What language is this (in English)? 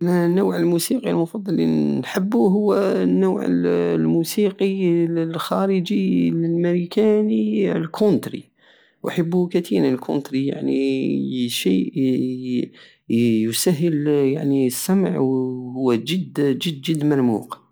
Algerian Saharan Arabic